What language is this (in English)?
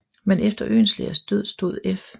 Danish